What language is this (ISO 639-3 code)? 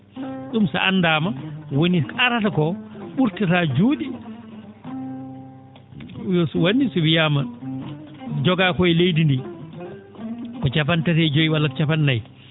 ful